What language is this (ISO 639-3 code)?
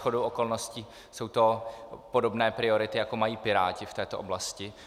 ces